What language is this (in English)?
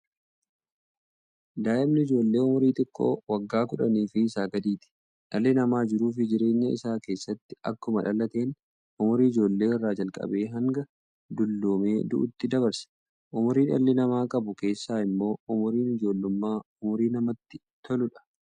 Oromo